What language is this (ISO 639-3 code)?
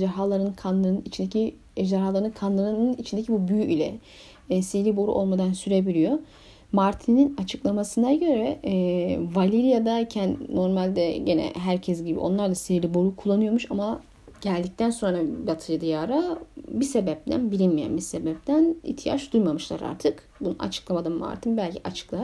tur